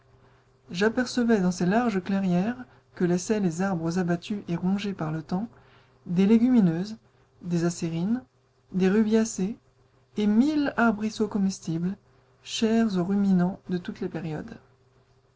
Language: French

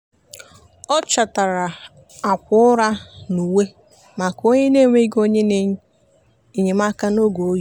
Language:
Igbo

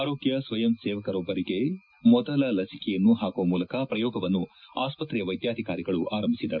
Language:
Kannada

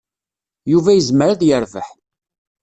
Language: Kabyle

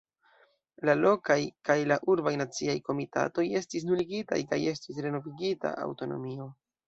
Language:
Esperanto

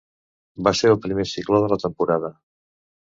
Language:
Catalan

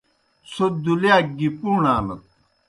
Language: Kohistani Shina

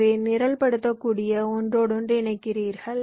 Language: Tamil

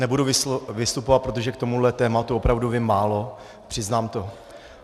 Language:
Czech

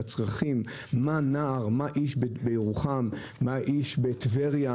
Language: Hebrew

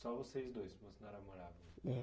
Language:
Portuguese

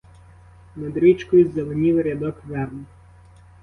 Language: Ukrainian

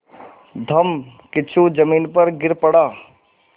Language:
Hindi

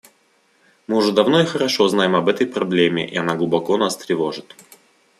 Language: Russian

